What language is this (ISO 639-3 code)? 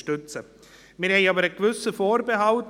gsw